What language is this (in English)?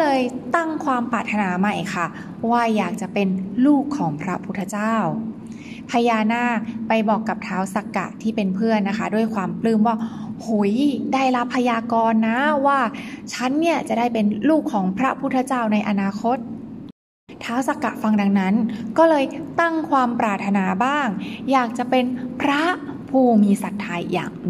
Thai